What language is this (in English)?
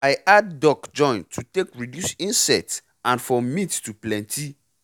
Nigerian Pidgin